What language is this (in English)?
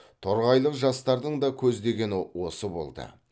Kazakh